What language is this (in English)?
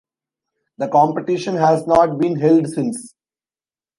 English